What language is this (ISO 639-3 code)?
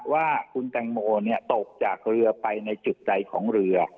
tha